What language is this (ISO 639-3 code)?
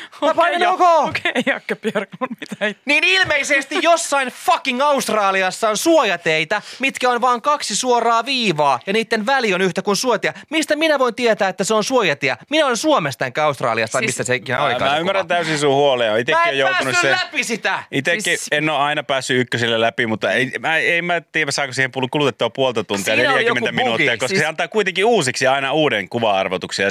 fin